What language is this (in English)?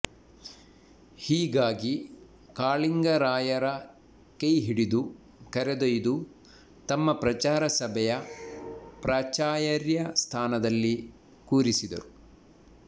Kannada